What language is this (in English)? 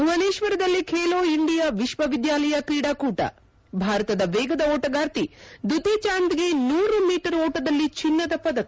Kannada